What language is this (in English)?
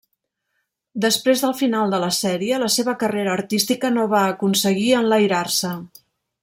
Catalan